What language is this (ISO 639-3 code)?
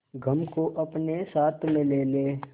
hin